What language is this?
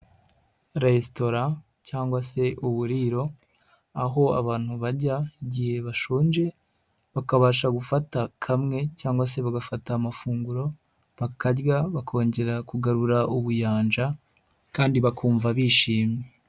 Kinyarwanda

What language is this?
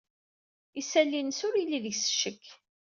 Kabyle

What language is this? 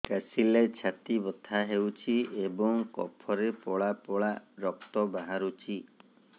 Odia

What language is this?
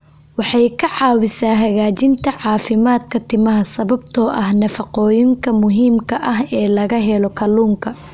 Somali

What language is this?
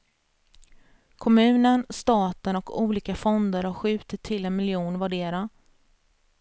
Swedish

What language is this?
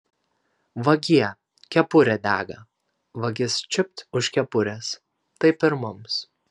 Lithuanian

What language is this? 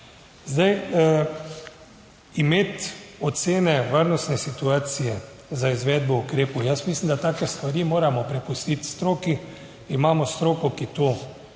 Slovenian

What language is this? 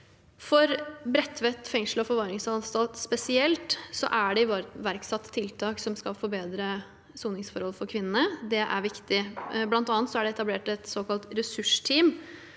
Norwegian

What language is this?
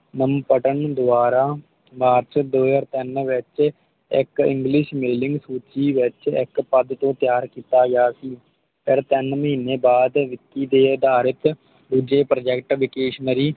Punjabi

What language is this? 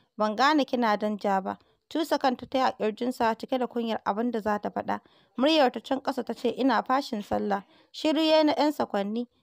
Arabic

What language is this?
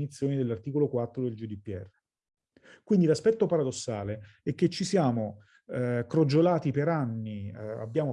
Italian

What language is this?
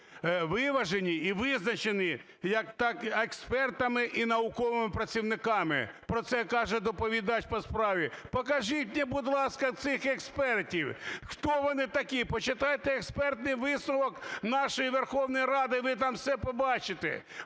Ukrainian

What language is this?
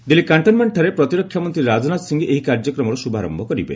Odia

